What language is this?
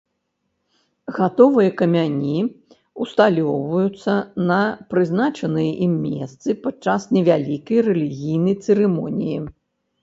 Belarusian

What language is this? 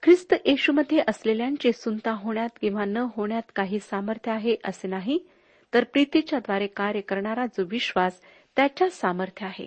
Marathi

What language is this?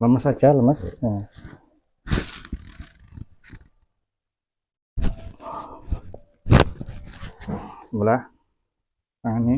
Indonesian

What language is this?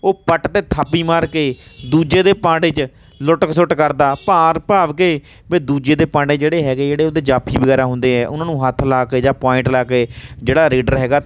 Punjabi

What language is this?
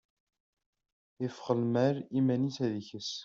Kabyle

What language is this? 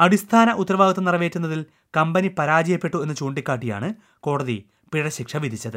Malayalam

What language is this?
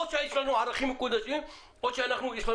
Hebrew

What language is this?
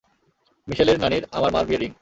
Bangla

